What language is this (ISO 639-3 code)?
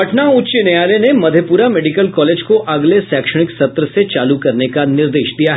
hin